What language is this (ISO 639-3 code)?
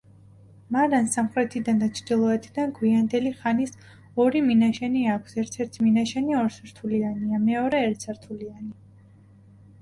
kat